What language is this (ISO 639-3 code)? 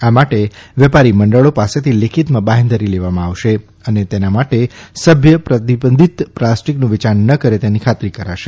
guj